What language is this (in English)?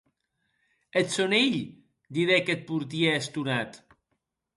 Occitan